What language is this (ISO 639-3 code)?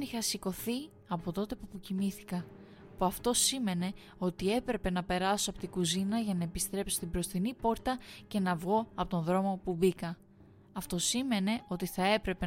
ell